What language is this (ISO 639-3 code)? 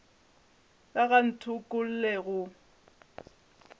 nso